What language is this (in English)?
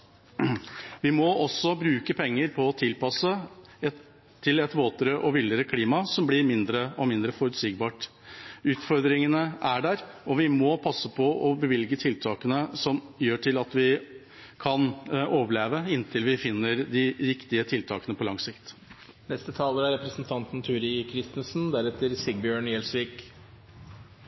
Norwegian Bokmål